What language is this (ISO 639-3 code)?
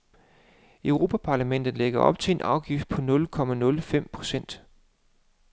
dan